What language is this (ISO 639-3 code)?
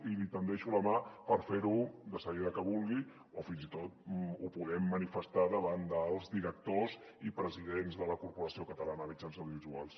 cat